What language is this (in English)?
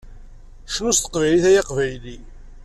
Kabyle